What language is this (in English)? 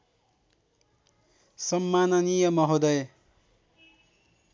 Nepali